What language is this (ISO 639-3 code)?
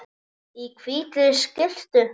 isl